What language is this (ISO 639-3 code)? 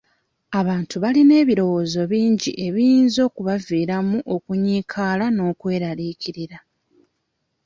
lug